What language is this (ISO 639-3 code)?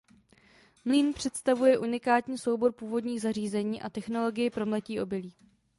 ces